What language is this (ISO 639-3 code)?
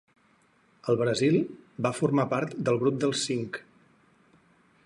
cat